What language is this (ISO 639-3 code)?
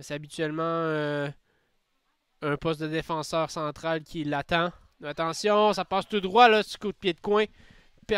fra